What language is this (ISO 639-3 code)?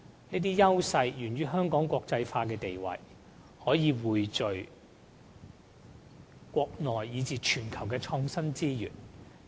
yue